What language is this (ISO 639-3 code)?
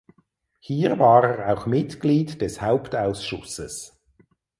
deu